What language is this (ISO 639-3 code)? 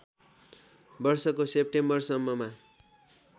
nep